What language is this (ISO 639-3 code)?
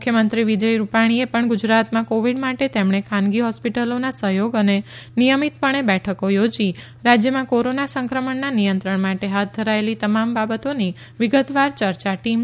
guj